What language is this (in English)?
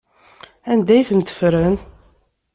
Kabyle